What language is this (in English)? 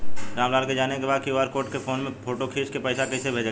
Bhojpuri